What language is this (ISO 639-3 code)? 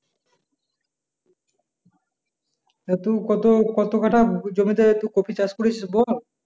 ben